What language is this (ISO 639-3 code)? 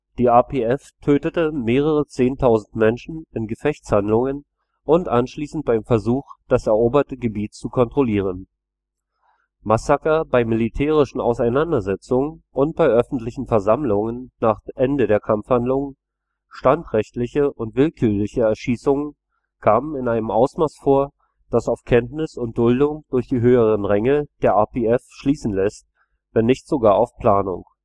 deu